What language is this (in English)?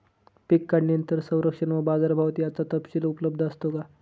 Marathi